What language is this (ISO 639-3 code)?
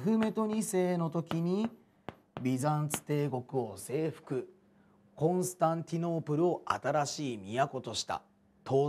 jpn